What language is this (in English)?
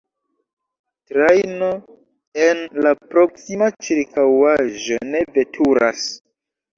Esperanto